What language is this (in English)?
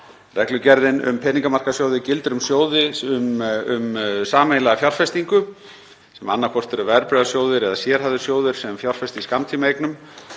Icelandic